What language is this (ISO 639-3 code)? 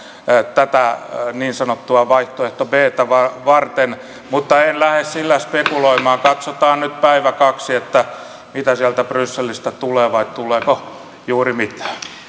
fin